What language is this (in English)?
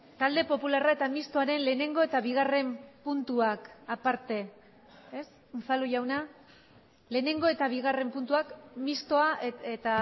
Basque